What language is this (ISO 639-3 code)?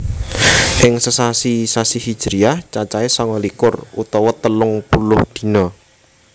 jav